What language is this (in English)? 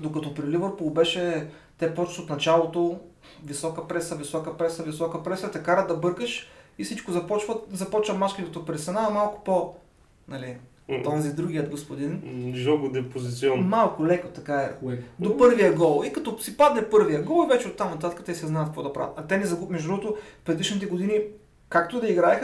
Bulgarian